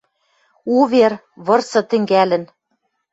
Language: Western Mari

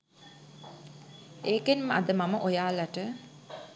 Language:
Sinhala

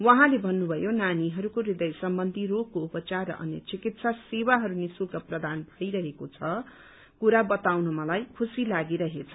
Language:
Nepali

